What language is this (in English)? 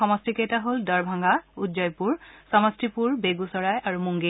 Assamese